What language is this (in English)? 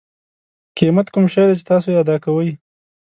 Pashto